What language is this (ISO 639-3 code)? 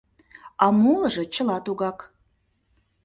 chm